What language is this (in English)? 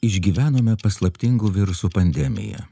Lithuanian